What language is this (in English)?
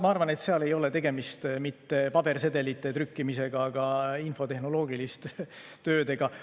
Estonian